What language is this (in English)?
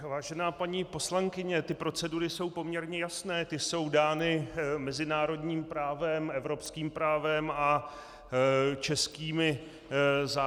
Czech